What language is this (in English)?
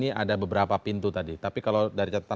Indonesian